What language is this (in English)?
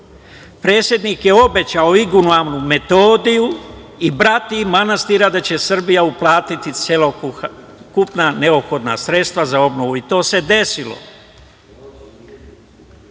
Serbian